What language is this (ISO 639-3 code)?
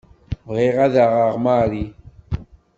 kab